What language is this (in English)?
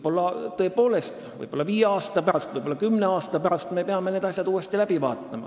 Estonian